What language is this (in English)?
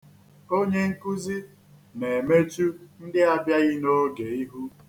Igbo